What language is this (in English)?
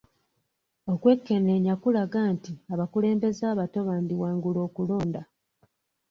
Ganda